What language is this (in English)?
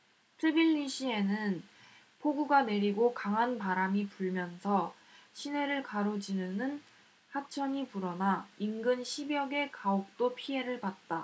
Korean